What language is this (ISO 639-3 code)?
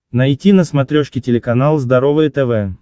rus